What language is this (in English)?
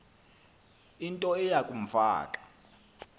Xhosa